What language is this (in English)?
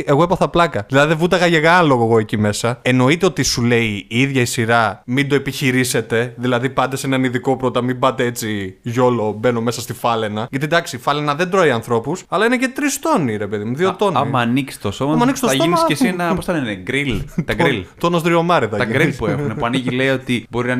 Greek